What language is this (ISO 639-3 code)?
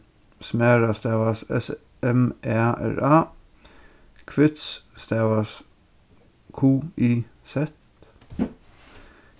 fao